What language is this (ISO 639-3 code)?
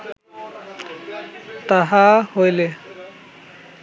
ben